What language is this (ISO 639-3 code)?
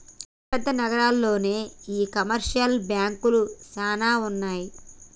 tel